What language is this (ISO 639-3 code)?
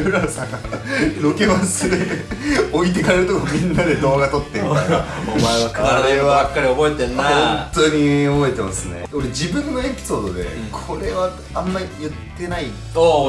jpn